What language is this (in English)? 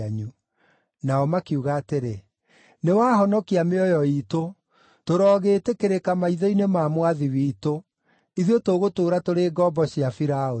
Kikuyu